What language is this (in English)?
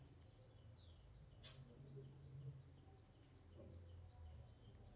Kannada